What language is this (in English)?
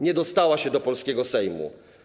Polish